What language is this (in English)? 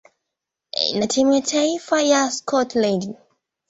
Swahili